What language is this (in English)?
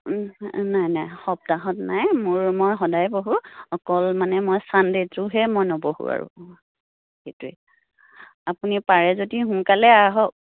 Assamese